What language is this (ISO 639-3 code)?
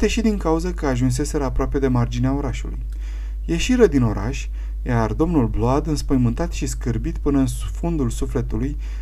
ron